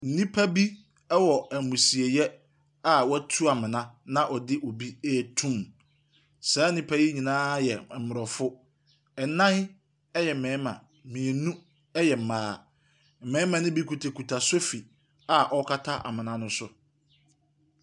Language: Akan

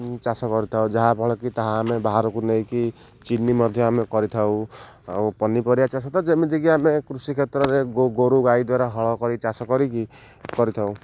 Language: Odia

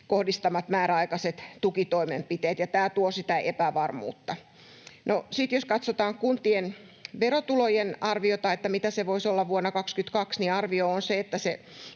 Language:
Finnish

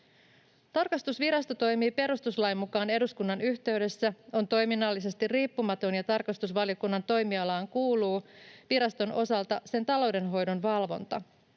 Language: Finnish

